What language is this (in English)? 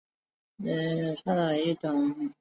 Chinese